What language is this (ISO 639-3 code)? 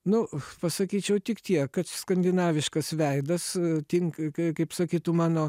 lit